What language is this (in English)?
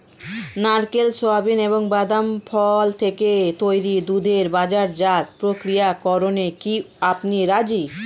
Bangla